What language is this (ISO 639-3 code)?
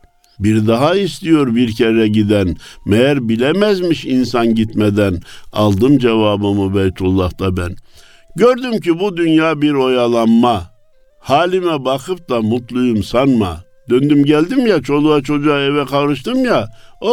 tur